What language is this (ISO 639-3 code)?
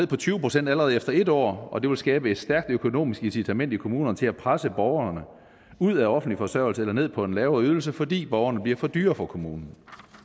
dan